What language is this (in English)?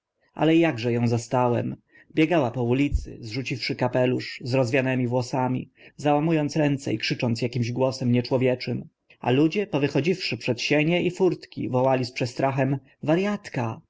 Polish